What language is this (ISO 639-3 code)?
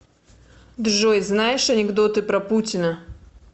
rus